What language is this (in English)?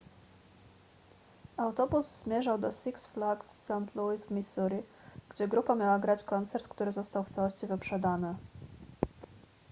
Polish